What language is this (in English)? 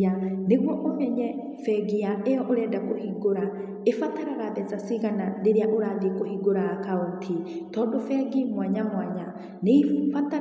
Kikuyu